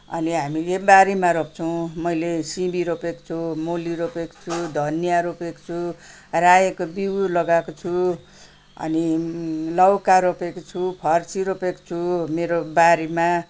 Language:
Nepali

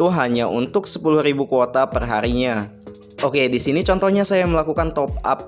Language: Indonesian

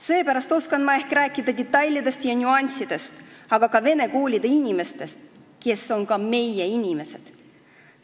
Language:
Estonian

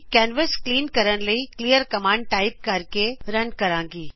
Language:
Punjabi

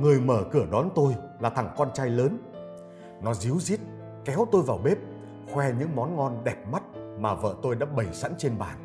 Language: Vietnamese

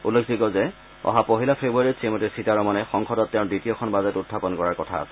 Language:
Assamese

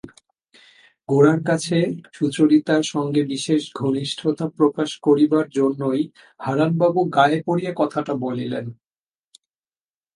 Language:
Bangla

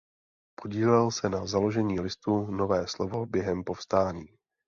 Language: Czech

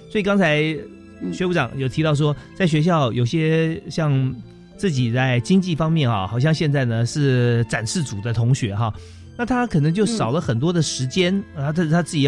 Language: Chinese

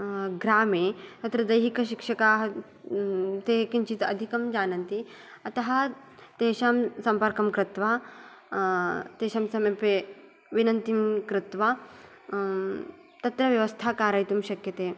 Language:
Sanskrit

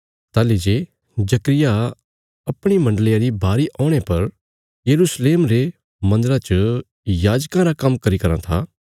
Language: Bilaspuri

